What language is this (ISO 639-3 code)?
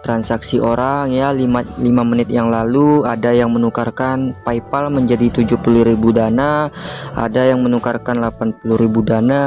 ind